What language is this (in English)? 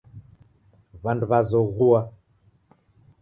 Taita